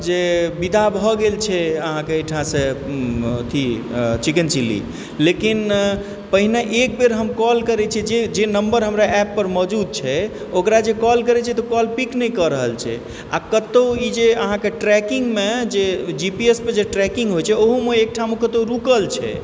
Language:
Maithili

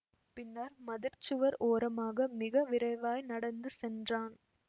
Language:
Tamil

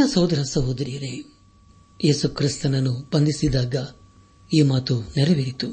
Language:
Kannada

